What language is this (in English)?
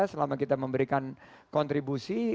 Indonesian